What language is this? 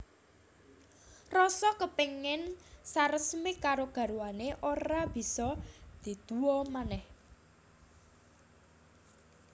Javanese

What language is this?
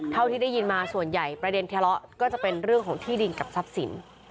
Thai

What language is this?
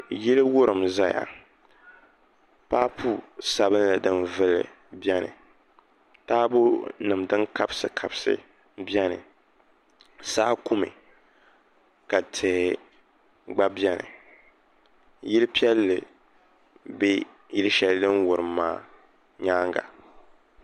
Dagbani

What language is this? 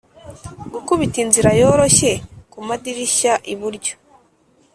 Kinyarwanda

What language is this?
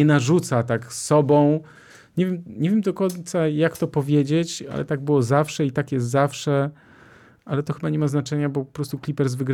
Polish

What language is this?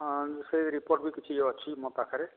Odia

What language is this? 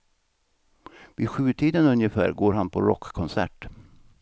Swedish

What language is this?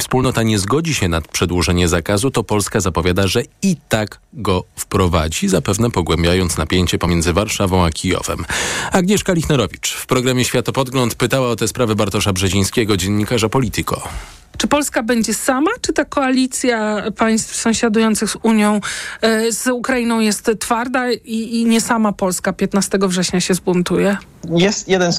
Polish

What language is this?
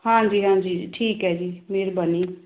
Punjabi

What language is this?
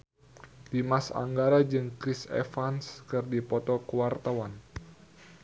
Sundanese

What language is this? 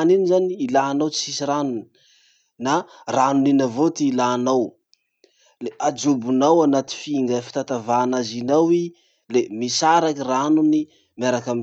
Masikoro Malagasy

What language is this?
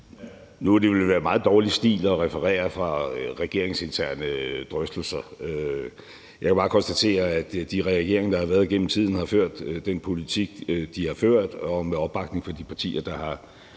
Danish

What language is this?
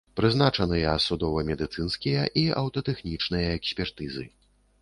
Belarusian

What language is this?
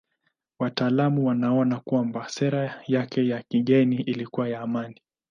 Swahili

